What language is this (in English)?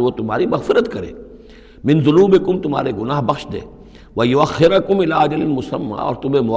Urdu